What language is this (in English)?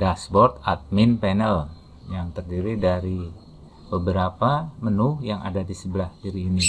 Indonesian